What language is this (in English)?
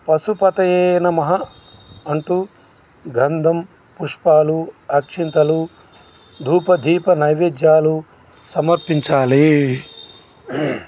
Telugu